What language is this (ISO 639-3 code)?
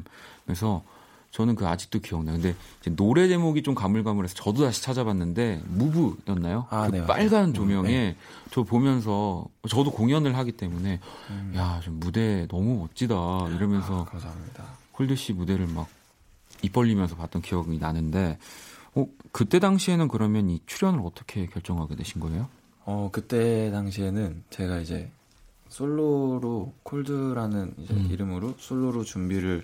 kor